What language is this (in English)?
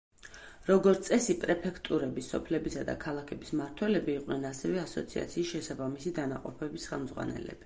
Georgian